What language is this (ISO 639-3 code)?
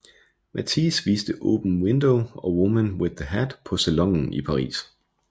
dan